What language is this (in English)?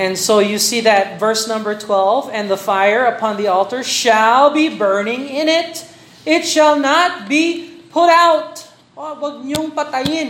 Filipino